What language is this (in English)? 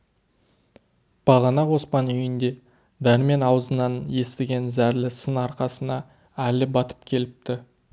Kazakh